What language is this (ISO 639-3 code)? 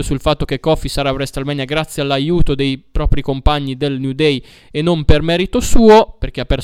ita